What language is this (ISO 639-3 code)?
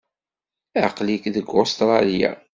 kab